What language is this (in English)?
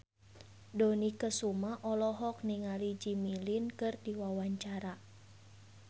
Sundanese